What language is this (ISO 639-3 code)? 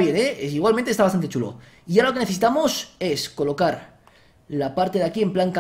spa